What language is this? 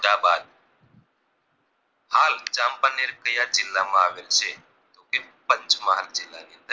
Gujarati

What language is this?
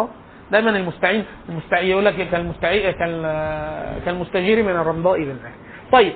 Arabic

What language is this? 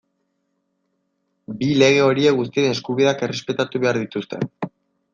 Basque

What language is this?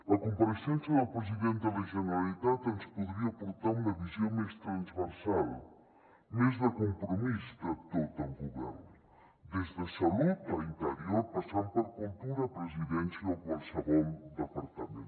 Catalan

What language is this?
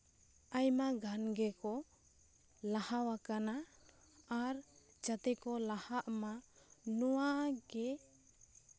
Santali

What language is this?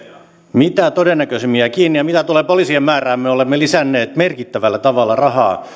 Finnish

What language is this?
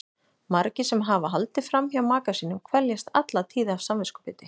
Icelandic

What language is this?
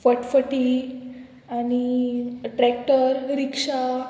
Konkani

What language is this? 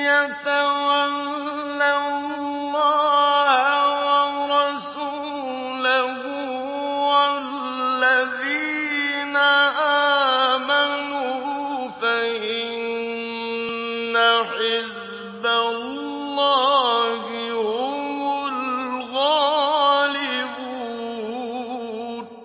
Arabic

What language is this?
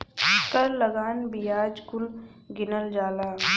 Bhojpuri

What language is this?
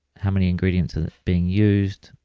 English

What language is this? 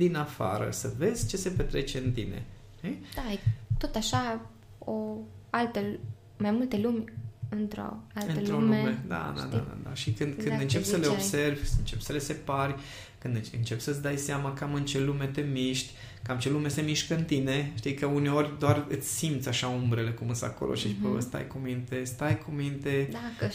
Romanian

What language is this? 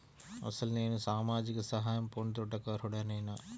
Telugu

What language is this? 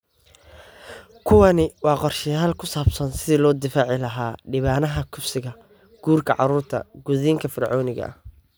Somali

